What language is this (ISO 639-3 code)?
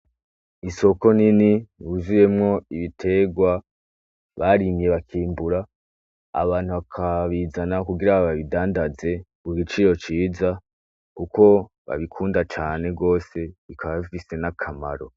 run